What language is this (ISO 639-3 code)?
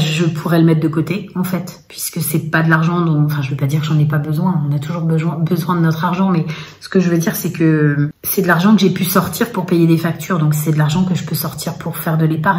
fra